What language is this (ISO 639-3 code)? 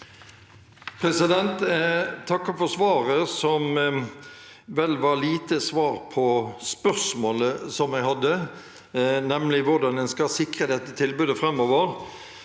nor